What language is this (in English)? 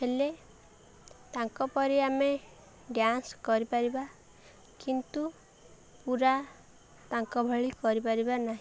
Odia